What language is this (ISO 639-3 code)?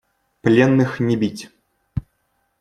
rus